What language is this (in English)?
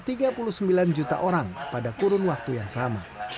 Indonesian